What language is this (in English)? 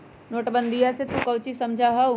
Magahi